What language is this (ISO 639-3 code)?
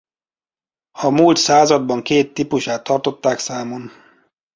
hun